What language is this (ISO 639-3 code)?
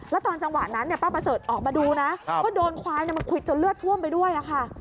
tha